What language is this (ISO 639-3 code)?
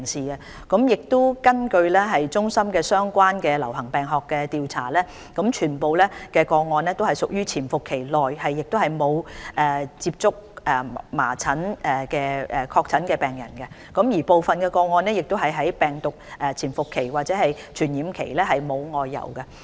yue